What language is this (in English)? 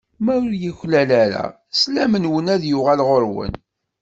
Kabyle